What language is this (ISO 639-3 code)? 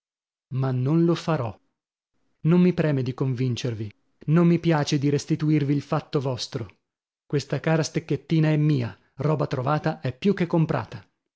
ita